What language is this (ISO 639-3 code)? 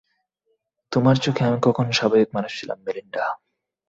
ben